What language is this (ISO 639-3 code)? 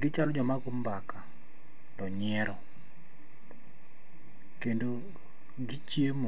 luo